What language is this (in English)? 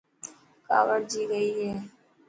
Dhatki